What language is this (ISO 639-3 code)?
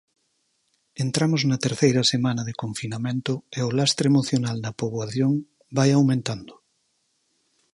glg